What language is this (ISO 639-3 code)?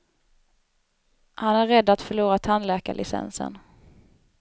swe